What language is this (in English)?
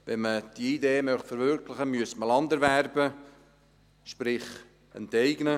Swiss German